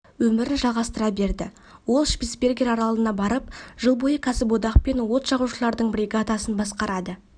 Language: Kazakh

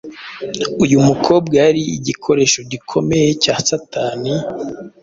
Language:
Kinyarwanda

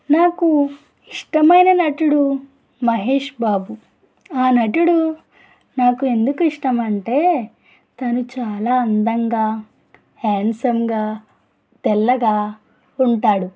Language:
Telugu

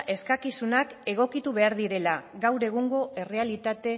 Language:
Basque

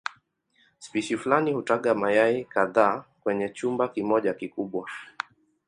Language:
Swahili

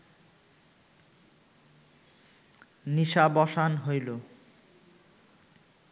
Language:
Bangla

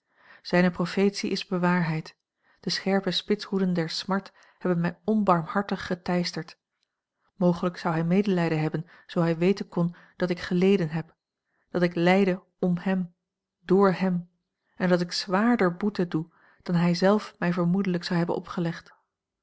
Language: Dutch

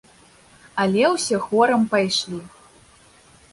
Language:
Belarusian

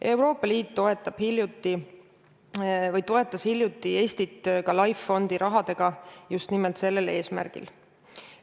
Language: Estonian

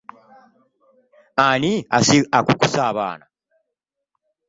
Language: Ganda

